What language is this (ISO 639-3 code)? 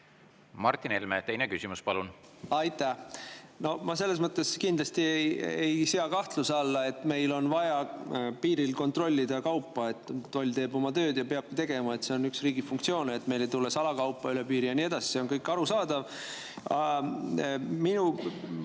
est